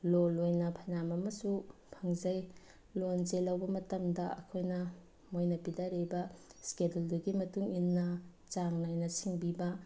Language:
Manipuri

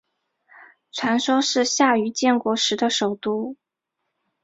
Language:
Chinese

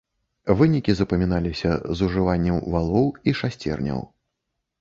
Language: Belarusian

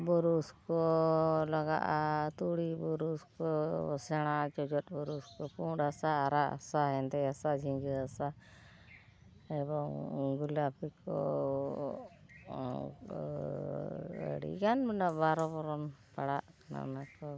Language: Santali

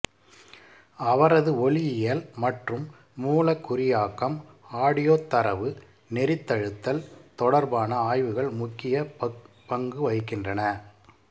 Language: Tamil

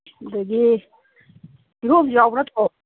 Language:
Manipuri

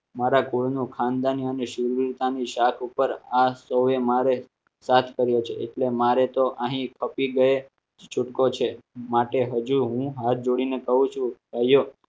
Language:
Gujarati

